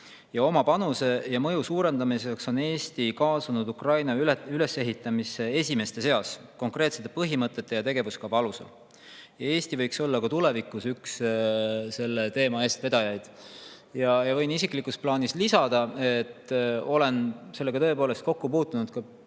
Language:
Estonian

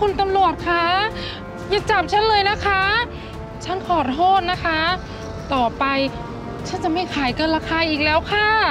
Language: Thai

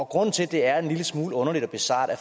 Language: Danish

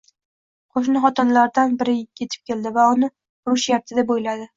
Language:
Uzbek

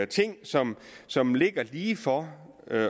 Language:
Danish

